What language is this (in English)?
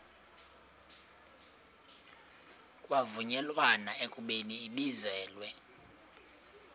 Xhosa